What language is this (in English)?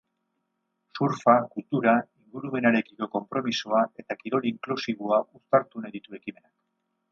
Basque